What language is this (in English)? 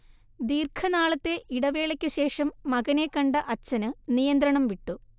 Malayalam